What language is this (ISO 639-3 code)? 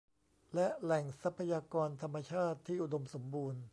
tha